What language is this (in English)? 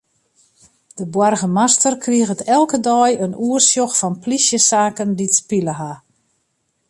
Western Frisian